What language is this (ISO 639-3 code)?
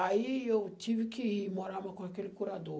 por